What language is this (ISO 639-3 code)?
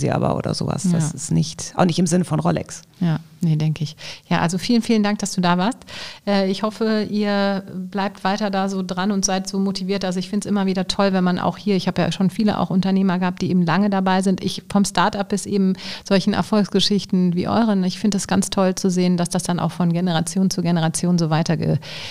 deu